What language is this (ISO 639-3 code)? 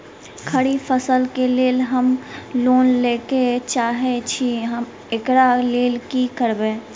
mai